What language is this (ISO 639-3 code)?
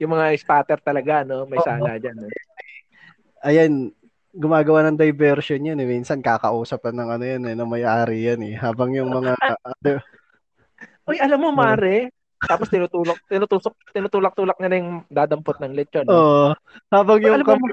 fil